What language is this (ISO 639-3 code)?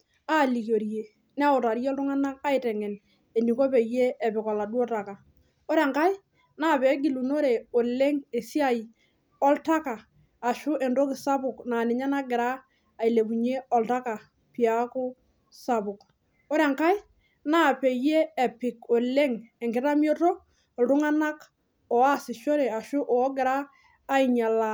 mas